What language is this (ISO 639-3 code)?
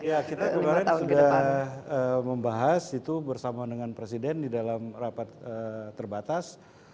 ind